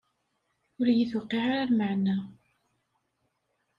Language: Kabyle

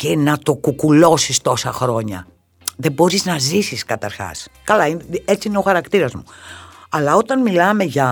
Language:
Greek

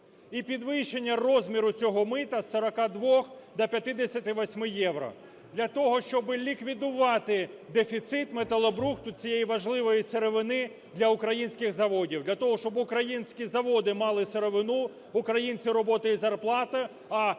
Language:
Ukrainian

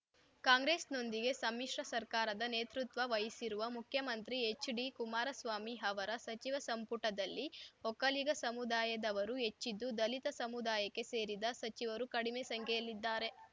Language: Kannada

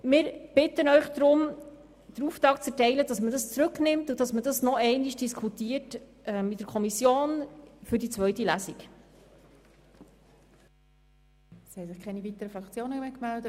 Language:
Swiss German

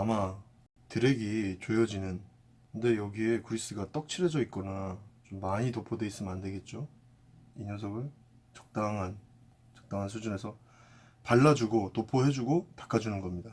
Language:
Korean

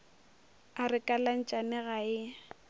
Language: Northern Sotho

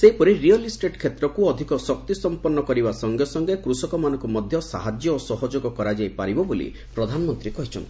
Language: Odia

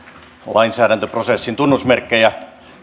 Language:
Finnish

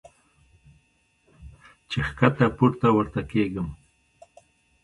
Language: Pashto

